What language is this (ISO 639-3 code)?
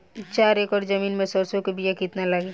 bho